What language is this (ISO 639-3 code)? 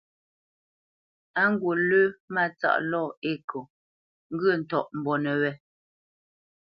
bce